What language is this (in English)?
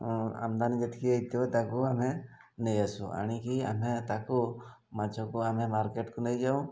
Odia